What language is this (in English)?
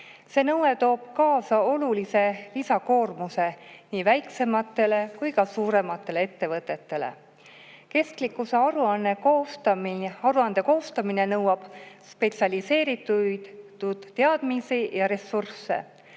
Estonian